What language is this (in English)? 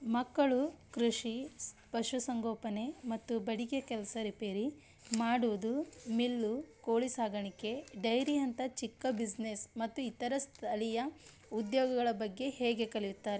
Kannada